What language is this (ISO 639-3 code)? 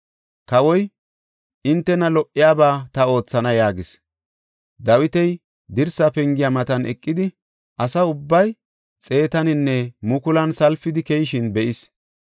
gof